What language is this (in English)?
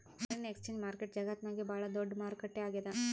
Kannada